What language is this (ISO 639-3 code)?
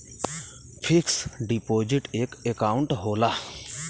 bho